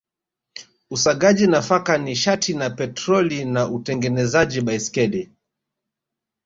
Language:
Swahili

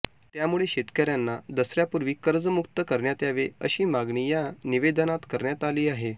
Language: Marathi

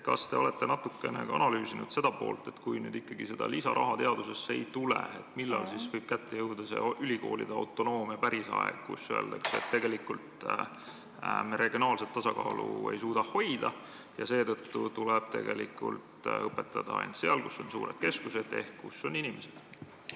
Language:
Estonian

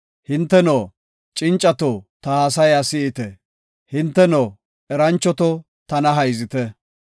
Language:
Gofa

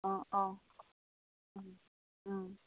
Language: Bodo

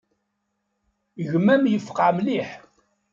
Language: Kabyle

